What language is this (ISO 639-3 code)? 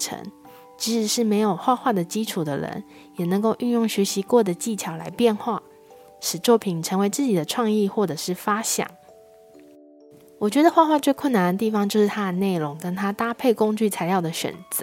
zho